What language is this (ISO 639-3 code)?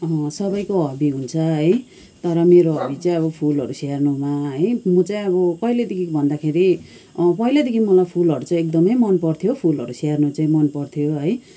nep